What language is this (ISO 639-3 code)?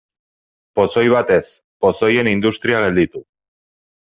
eus